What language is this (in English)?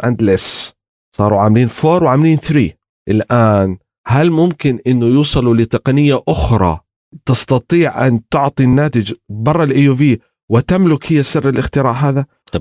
Arabic